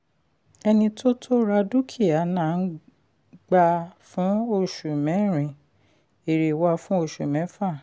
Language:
Yoruba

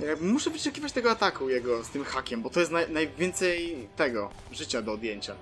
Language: Polish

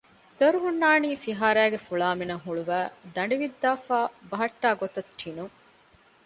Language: Divehi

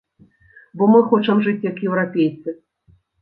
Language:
Belarusian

